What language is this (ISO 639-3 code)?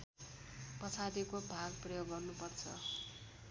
nep